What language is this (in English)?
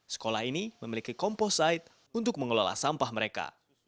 Indonesian